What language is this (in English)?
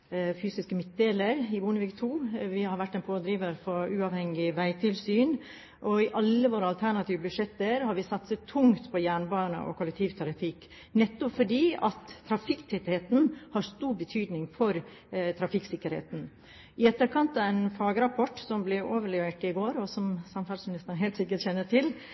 Norwegian Bokmål